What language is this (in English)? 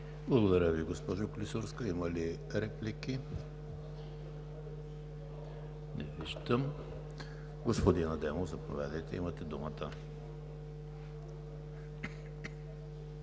Bulgarian